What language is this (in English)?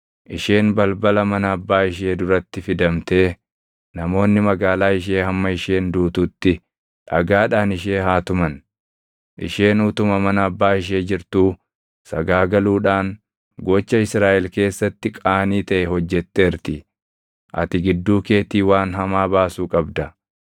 Oromo